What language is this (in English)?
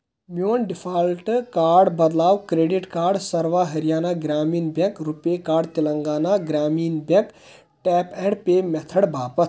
Kashmiri